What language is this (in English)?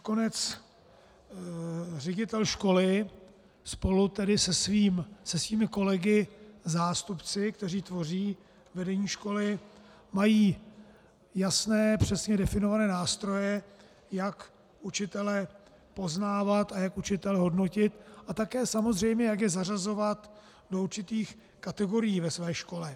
Czech